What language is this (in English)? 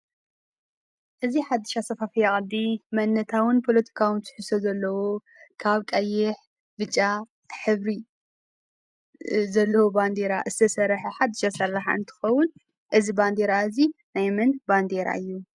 Tigrinya